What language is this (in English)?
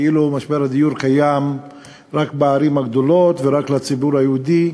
Hebrew